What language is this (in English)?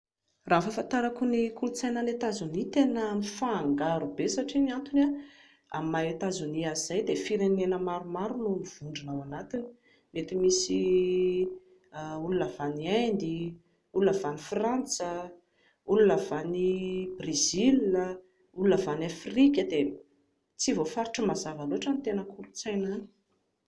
Malagasy